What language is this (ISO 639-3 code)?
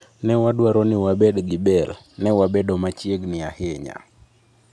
luo